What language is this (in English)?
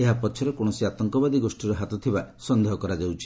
Odia